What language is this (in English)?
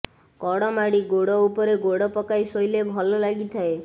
Odia